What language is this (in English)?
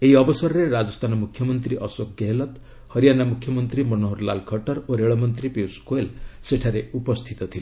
Odia